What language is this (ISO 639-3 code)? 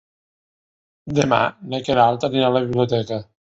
cat